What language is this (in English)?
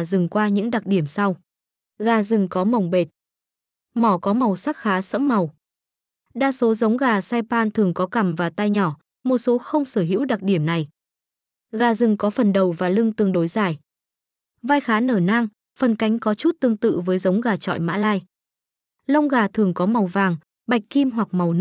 Vietnamese